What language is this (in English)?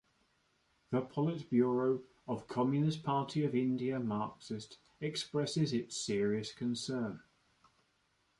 English